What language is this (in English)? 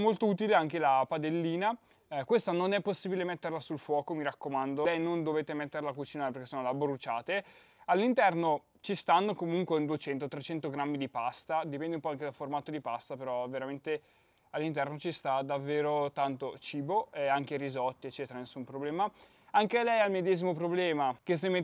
Italian